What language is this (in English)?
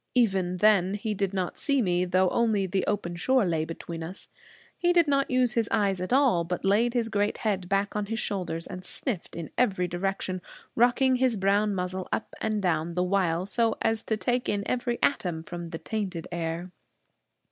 English